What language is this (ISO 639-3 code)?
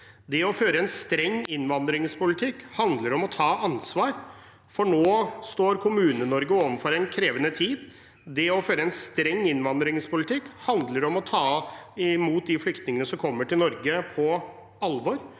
nor